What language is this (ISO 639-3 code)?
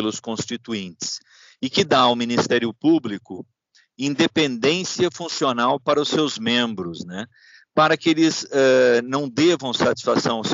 por